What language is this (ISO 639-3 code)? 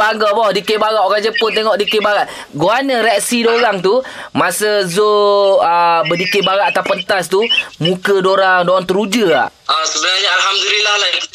msa